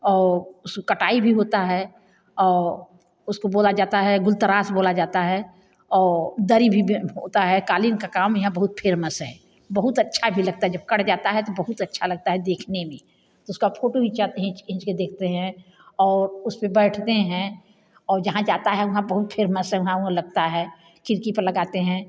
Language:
Hindi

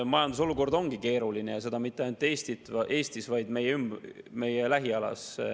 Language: Estonian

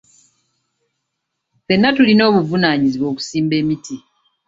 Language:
Ganda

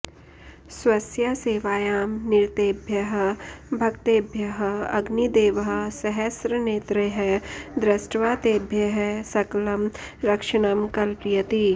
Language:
Sanskrit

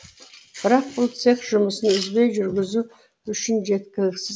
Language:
Kazakh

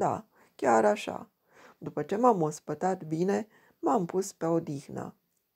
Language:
Romanian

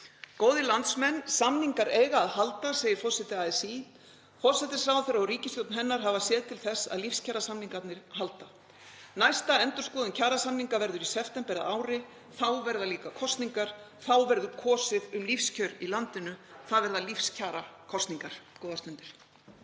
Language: Icelandic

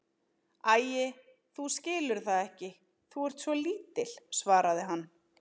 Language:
Icelandic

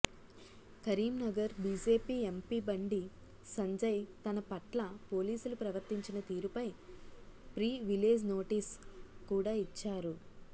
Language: Telugu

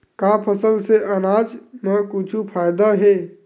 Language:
Chhattisgarhi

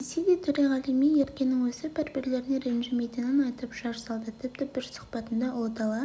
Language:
Kazakh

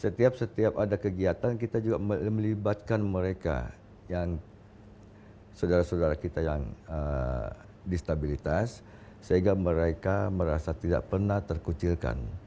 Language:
Indonesian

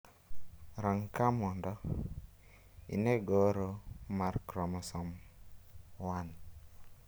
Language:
Luo (Kenya and Tanzania)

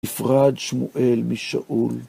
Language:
Hebrew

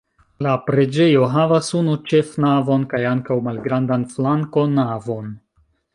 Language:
Esperanto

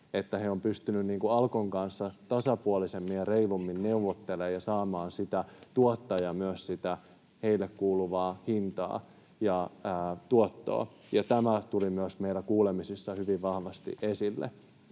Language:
Finnish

